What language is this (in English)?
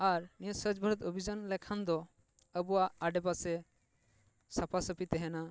Santali